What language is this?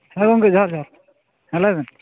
Santali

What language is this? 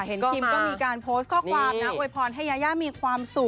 Thai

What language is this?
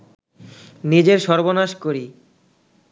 Bangla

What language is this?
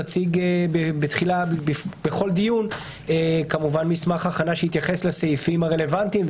Hebrew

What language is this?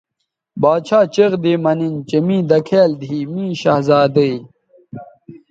Bateri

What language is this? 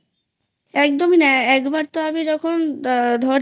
Bangla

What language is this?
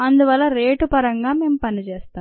Telugu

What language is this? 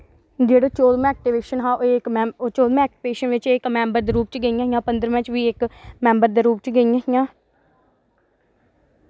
Dogri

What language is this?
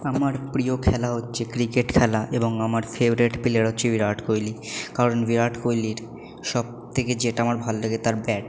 Bangla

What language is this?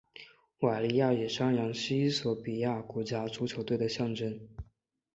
Chinese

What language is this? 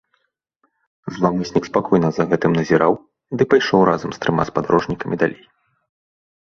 Belarusian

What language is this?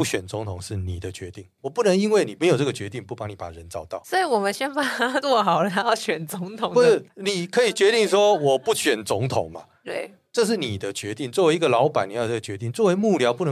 Chinese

